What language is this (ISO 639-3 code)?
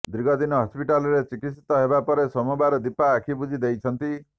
ori